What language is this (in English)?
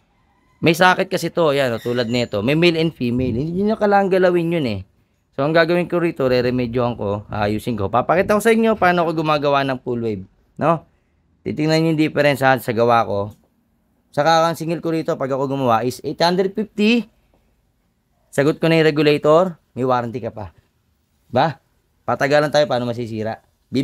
Filipino